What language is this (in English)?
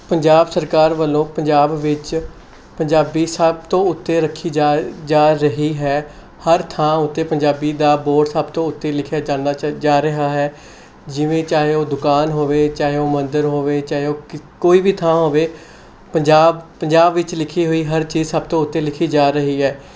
Punjabi